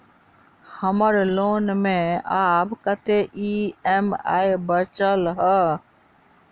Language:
Maithili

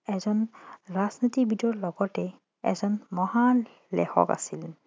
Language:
Assamese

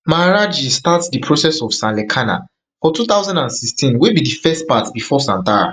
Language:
Nigerian Pidgin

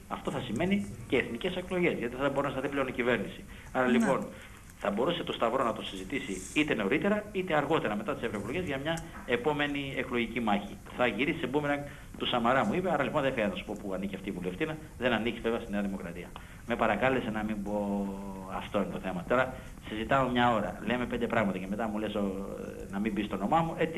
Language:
Greek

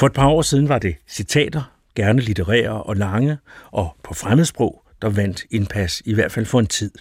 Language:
Danish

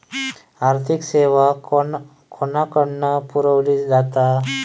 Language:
Marathi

